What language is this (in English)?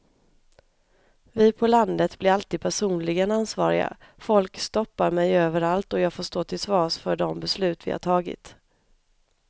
Swedish